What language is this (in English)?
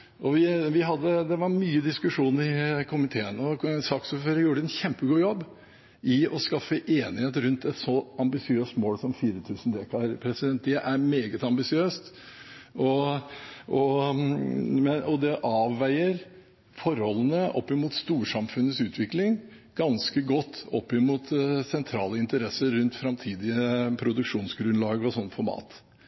Norwegian Bokmål